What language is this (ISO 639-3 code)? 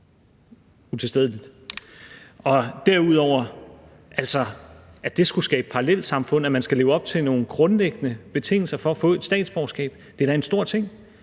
dan